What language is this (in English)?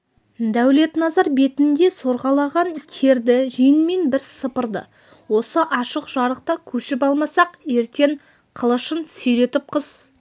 Kazakh